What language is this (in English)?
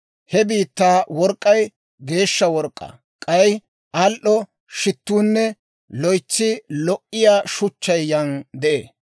Dawro